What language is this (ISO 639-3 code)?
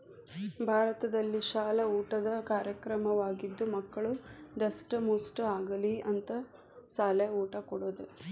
kan